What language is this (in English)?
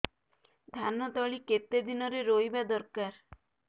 Odia